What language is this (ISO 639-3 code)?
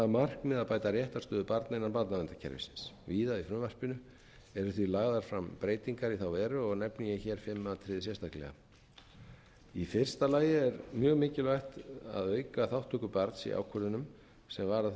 isl